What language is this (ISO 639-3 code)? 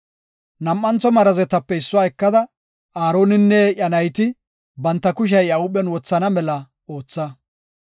gof